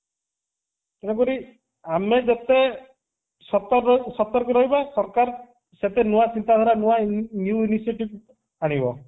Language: Odia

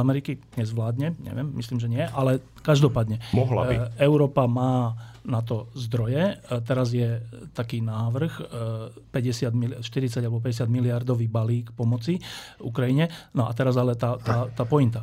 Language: Slovak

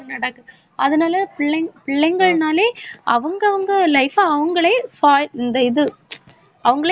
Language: Tamil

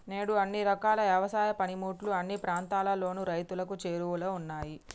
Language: Telugu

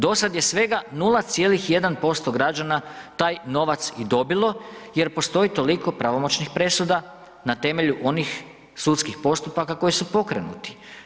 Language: Croatian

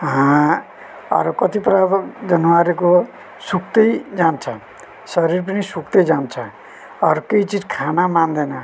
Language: Nepali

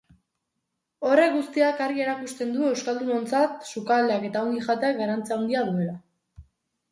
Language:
Basque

